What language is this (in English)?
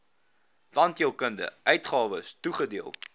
Afrikaans